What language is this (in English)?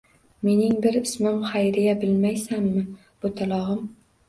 Uzbek